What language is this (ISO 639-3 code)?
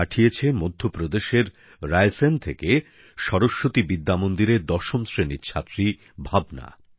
ben